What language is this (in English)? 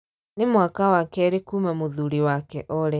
Kikuyu